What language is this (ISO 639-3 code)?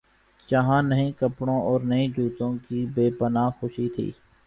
urd